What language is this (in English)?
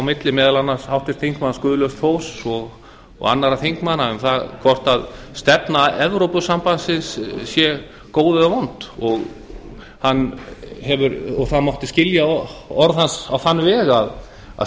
Icelandic